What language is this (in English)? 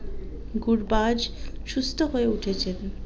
Bangla